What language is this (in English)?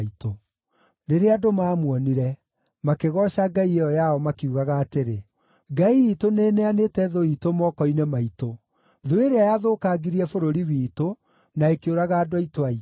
Kikuyu